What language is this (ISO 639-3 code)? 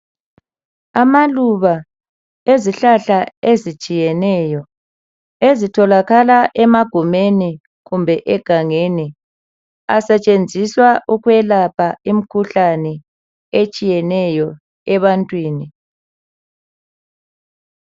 nde